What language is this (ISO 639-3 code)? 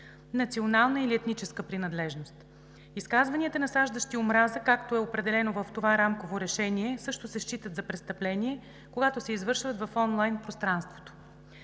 bul